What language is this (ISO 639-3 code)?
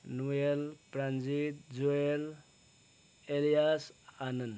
nep